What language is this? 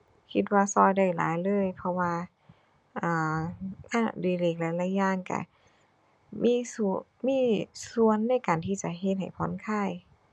Thai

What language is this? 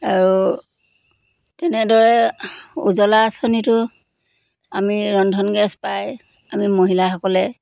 Assamese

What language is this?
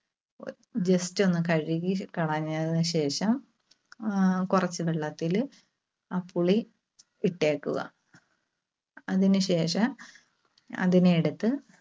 Malayalam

